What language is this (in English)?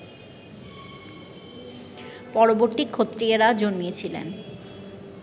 Bangla